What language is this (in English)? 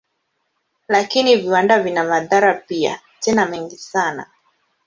Swahili